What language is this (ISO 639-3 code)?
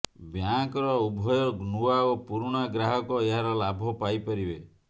ori